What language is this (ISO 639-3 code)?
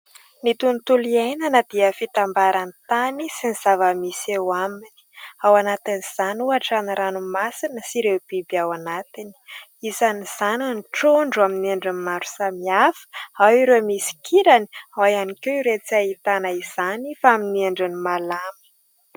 mlg